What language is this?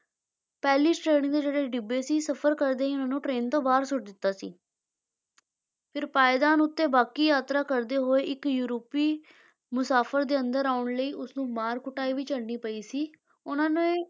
Punjabi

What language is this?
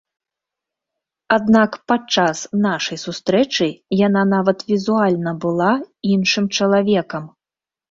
Belarusian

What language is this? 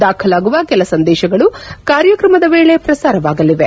Kannada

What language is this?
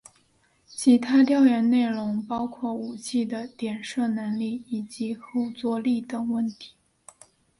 Chinese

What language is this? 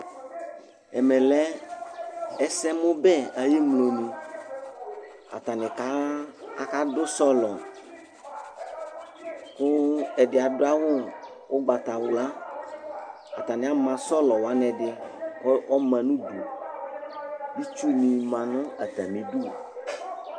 Ikposo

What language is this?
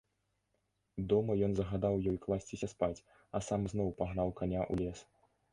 Belarusian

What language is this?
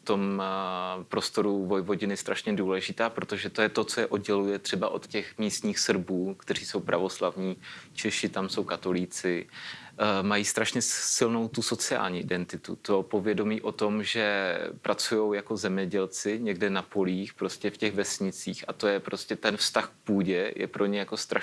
Czech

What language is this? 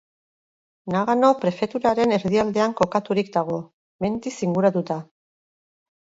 Basque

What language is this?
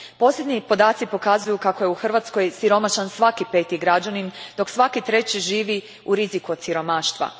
Croatian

